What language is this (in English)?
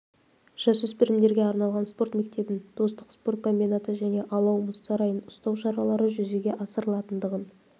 Kazakh